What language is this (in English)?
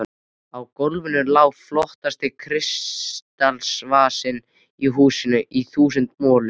Icelandic